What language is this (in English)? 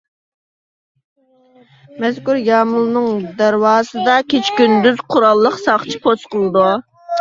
Uyghur